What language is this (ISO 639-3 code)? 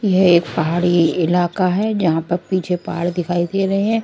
hin